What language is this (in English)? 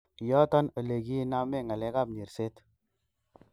Kalenjin